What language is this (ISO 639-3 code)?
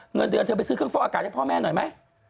tha